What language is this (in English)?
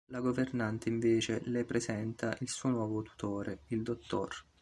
Italian